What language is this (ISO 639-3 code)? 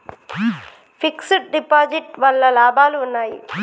tel